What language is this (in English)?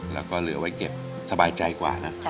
Thai